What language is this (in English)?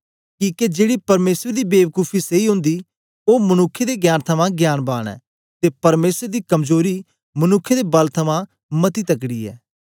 Dogri